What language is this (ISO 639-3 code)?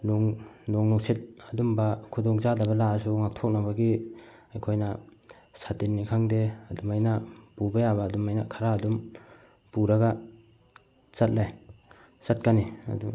mni